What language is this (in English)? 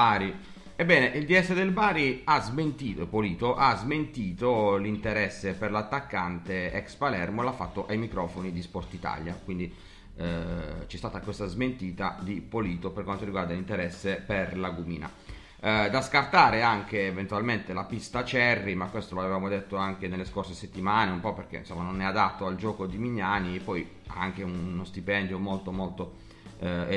Italian